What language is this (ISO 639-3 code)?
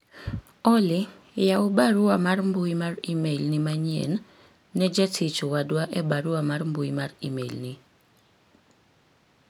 luo